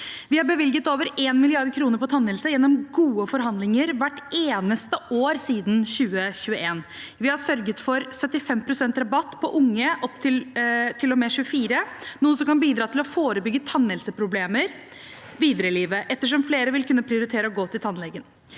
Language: Norwegian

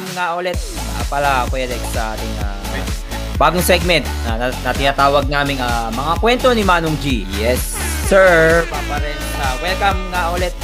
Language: Filipino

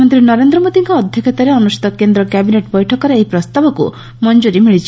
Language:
Odia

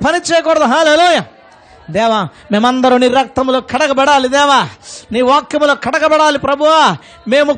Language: Telugu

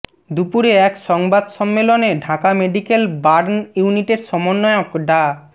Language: Bangla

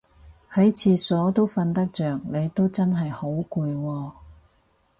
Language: Cantonese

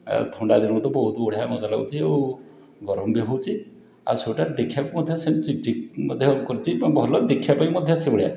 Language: Odia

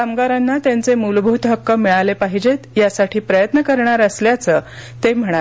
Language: Marathi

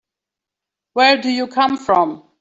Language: English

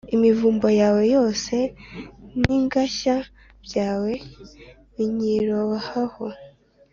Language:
Kinyarwanda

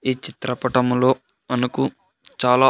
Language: Telugu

